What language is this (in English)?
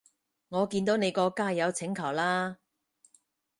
Cantonese